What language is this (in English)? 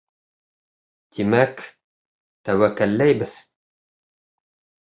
Bashkir